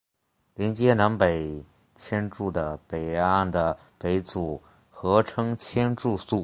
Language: Chinese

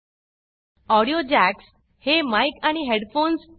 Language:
Marathi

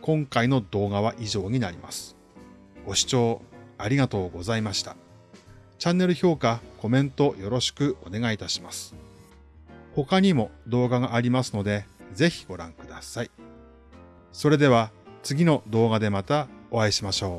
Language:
Japanese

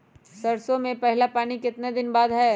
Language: Magahi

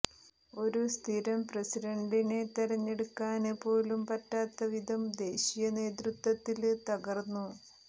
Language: Malayalam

